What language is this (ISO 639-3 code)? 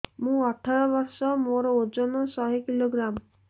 ori